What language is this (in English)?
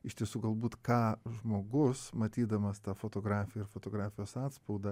Lithuanian